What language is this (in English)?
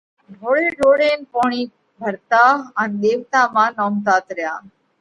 Parkari Koli